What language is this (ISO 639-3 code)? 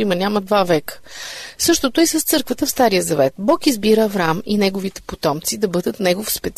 bul